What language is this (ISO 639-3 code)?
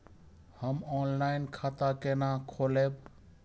mai